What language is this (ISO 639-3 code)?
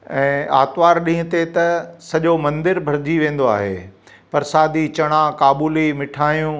snd